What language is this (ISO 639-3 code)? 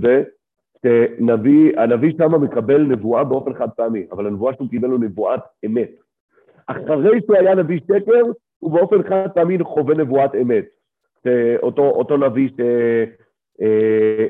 heb